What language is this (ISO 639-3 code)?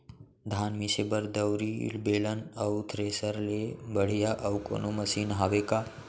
hne